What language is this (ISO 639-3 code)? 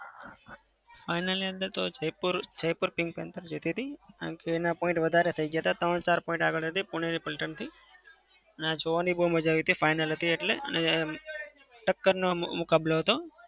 guj